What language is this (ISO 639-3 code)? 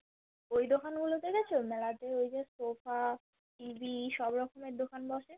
ben